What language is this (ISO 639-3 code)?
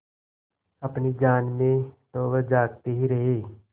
hin